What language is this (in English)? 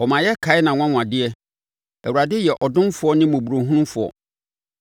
Akan